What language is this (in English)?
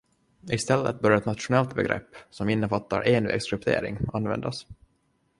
Swedish